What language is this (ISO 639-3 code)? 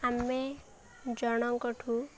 ori